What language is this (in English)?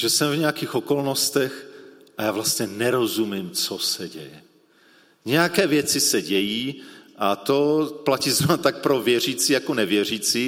Czech